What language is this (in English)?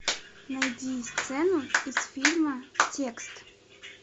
Russian